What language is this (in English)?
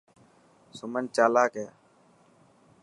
Dhatki